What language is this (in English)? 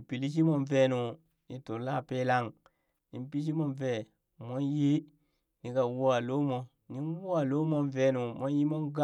Burak